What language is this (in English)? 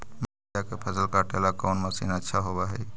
Magahi